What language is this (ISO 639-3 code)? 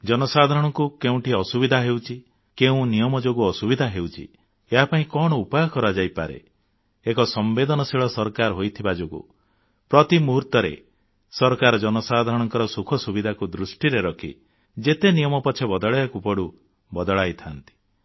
ori